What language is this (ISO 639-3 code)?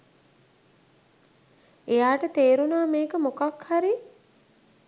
sin